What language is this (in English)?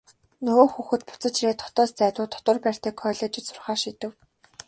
Mongolian